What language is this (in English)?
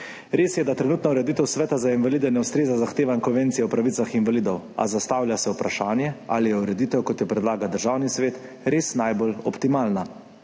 Slovenian